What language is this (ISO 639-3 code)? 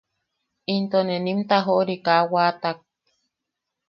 yaq